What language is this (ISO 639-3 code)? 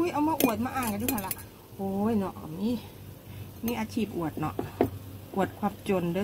tha